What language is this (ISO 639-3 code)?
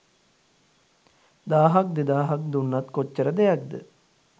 sin